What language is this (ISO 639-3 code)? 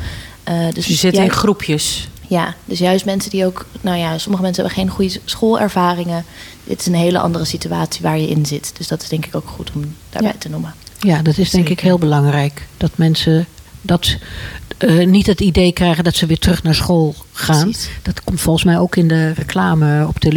nld